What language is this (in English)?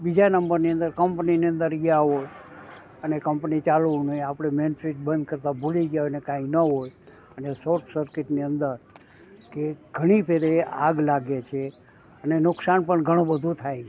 Gujarati